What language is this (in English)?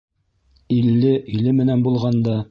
Bashkir